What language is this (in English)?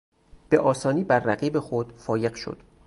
Persian